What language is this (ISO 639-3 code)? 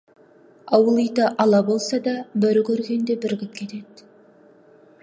kaz